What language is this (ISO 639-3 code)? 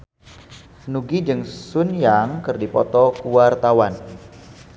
sun